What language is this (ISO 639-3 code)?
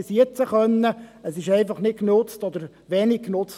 gsw